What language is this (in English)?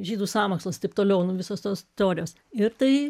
Lithuanian